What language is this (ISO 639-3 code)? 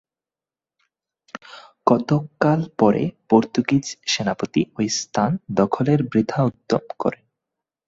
ben